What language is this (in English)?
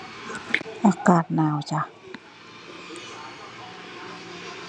Thai